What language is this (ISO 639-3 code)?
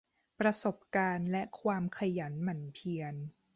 tha